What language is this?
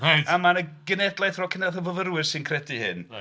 Welsh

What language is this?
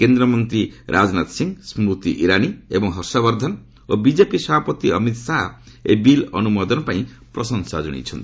Odia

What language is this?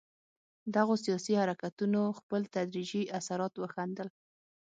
Pashto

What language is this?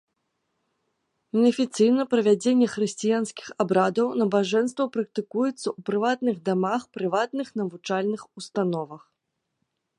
Belarusian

